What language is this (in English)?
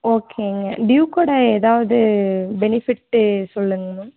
Tamil